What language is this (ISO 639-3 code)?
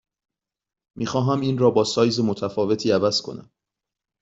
fas